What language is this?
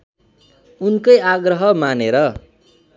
Nepali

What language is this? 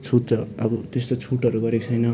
Nepali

